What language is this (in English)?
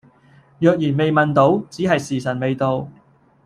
Cantonese